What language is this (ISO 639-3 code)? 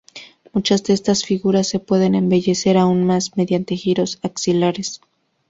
spa